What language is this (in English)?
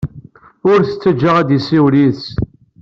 Kabyle